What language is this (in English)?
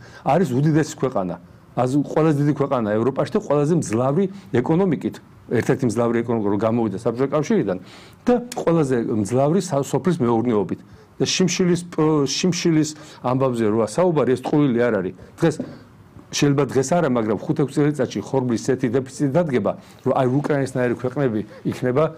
Romanian